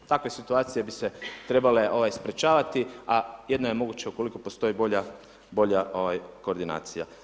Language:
Croatian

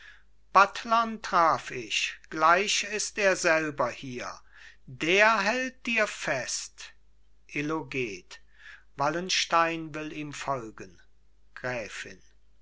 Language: German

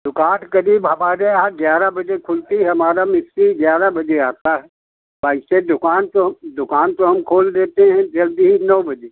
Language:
Hindi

